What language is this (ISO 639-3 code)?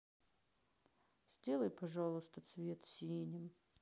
rus